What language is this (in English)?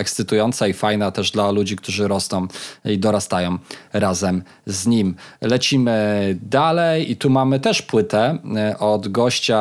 Polish